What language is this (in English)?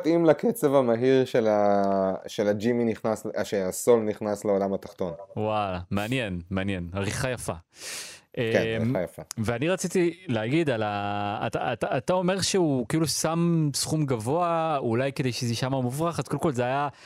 Hebrew